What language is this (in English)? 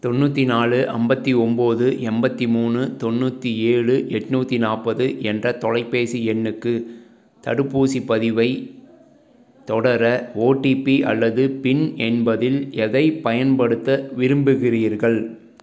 Tamil